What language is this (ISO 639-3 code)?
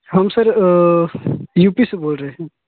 hin